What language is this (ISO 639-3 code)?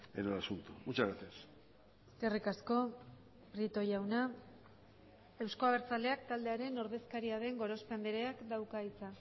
eus